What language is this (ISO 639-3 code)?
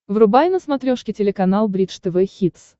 rus